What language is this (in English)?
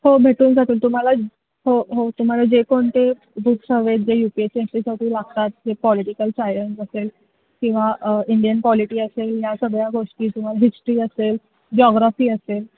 Marathi